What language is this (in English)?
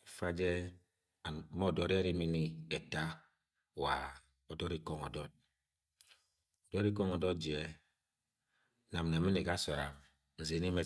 Agwagwune